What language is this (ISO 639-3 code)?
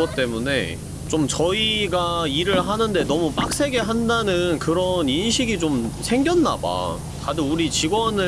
kor